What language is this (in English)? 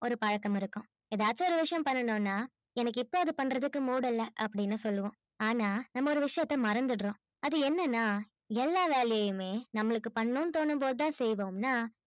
Tamil